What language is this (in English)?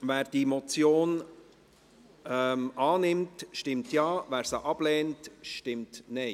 Swiss German